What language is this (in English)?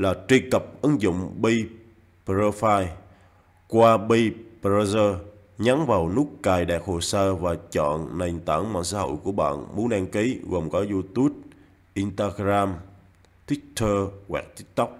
Vietnamese